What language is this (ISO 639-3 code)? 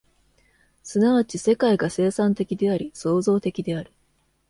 jpn